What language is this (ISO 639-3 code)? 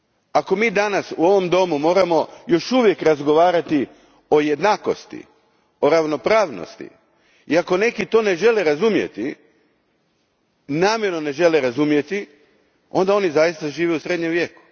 hrv